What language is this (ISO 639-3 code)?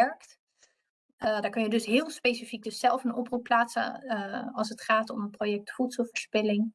nld